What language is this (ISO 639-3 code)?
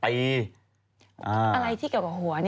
tha